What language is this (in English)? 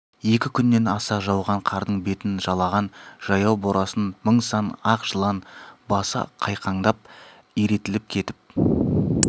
Kazakh